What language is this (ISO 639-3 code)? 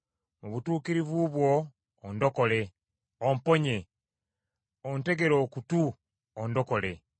lug